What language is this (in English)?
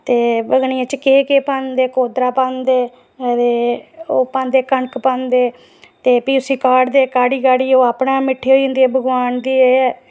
Dogri